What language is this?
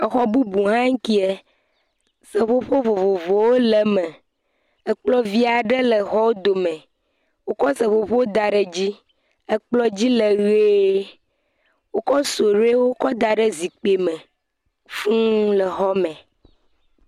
Ewe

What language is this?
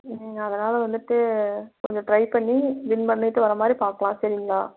Tamil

